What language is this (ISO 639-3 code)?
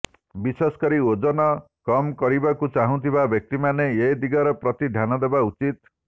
ori